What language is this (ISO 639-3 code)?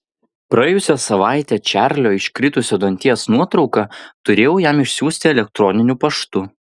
lit